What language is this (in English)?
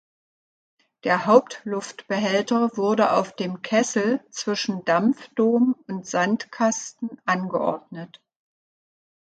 German